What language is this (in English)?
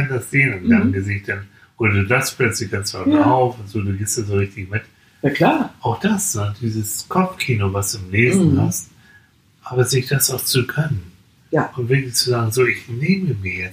German